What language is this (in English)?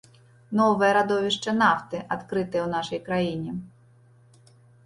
Belarusian